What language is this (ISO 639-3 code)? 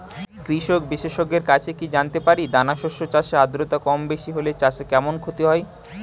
ben